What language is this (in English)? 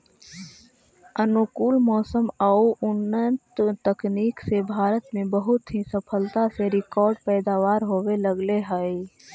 Magahi